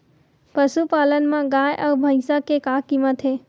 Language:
Chhattisgarhi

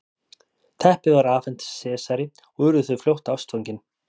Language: Icelandic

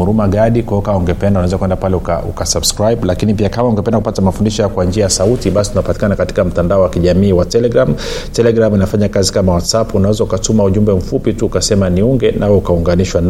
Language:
Swahili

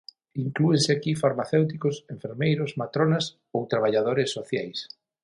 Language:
Galician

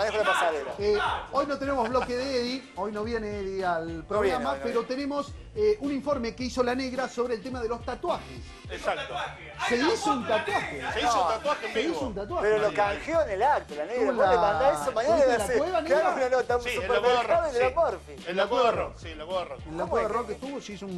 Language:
Spanish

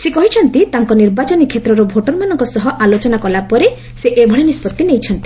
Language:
Odia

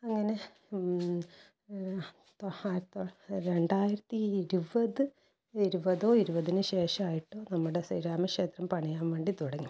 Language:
Malayalam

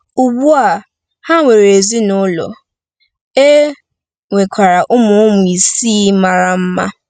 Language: Igbo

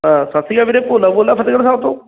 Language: Punjabi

